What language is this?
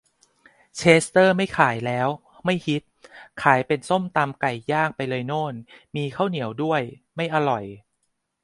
Thai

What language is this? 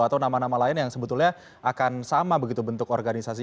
Indonesian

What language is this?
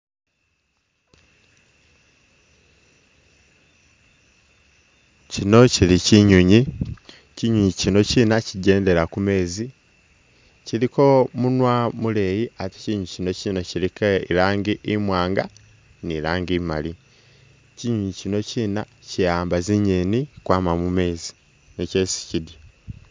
Masaaba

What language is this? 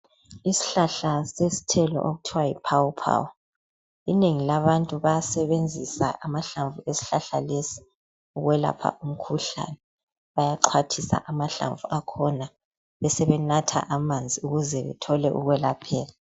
North Ndebele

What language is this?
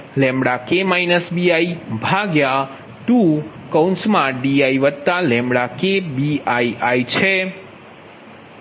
Gujarati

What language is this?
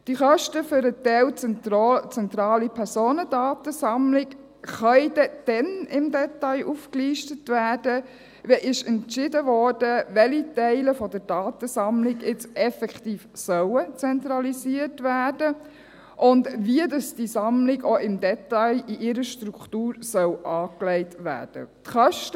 Swiss German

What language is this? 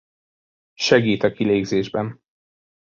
Hungarian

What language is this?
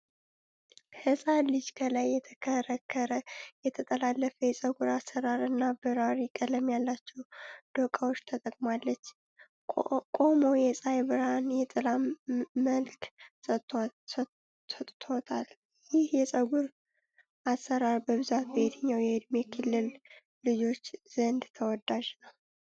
Amharic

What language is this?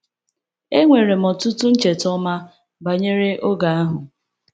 Igbo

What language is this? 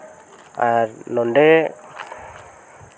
Santali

